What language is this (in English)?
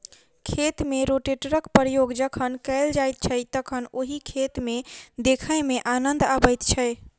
Maithili